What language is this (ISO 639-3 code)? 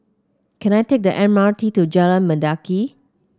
eng